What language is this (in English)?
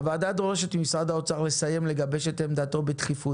Hebrew